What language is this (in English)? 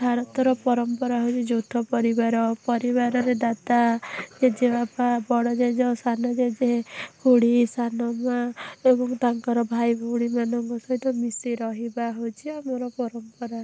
Odia